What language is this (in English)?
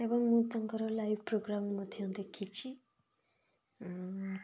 Odia